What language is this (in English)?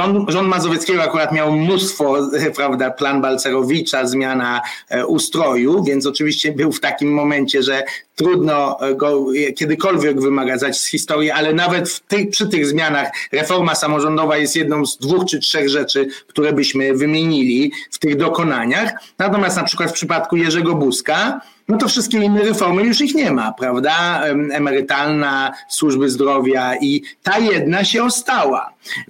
Polish